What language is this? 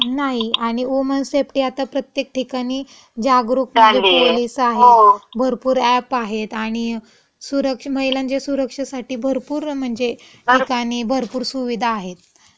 Marathi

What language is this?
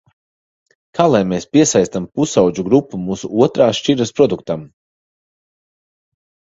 Latvian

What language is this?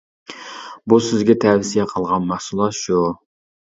Uyghur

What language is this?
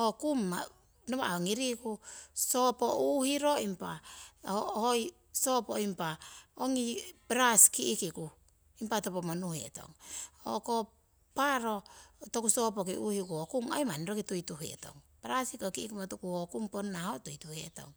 Siwai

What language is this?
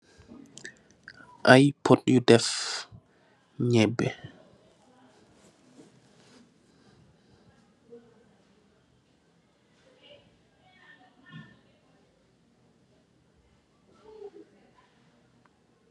Wolof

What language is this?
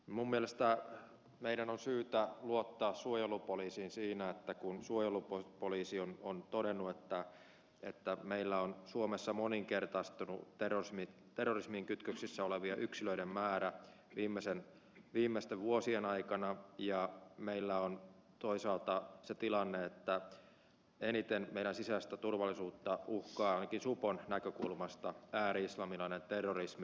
Finnish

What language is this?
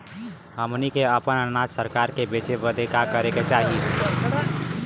Bhojpuri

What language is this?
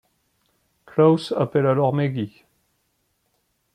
French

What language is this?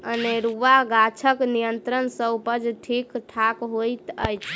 Maithili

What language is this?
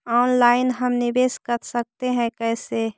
Magahi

